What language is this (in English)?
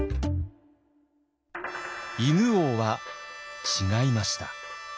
Japanese